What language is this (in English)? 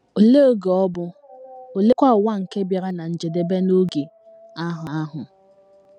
Igbo